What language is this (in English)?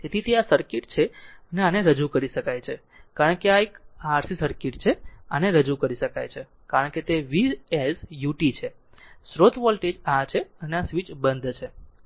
Gujarati